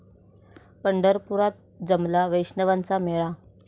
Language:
Marathi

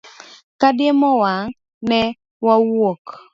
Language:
Luo (Kenya and Tanzania)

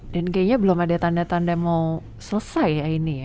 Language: Indonesian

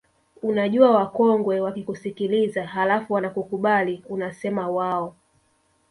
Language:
Swahili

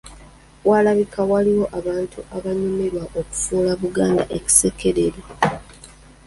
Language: Ganda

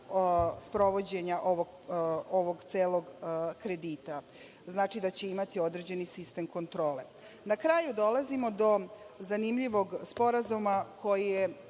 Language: Serbian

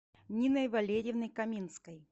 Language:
Russian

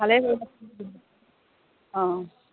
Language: Assamese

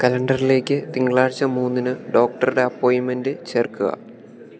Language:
Malayalam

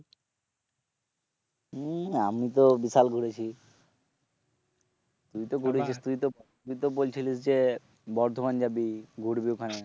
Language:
Bangla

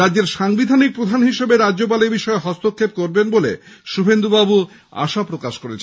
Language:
Bangla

